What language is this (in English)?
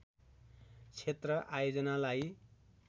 Nepali